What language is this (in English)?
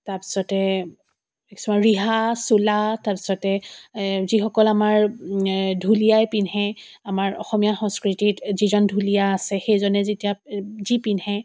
Assamese